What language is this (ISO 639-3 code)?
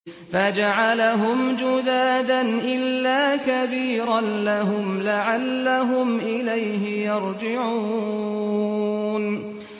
ara